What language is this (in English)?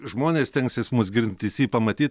Lithuanian